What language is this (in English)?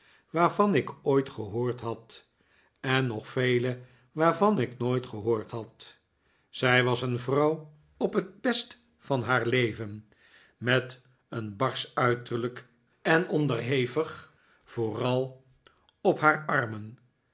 Dutch